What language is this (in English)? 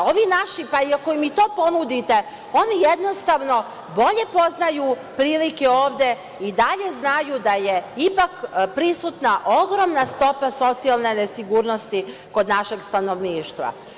Serbian